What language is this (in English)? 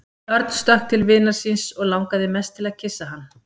Icelandic